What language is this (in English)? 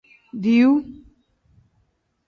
Tem